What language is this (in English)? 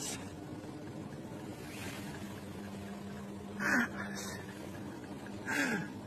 Indonesian